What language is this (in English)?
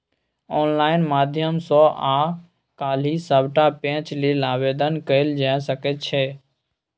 Maithili